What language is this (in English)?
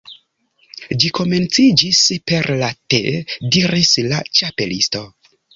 Esperanto